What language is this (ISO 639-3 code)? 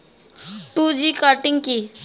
ben